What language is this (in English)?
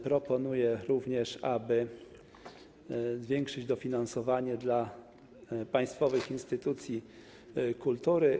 Polish